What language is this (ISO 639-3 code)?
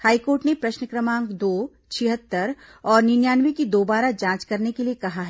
hin